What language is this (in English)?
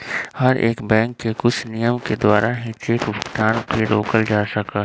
Magahi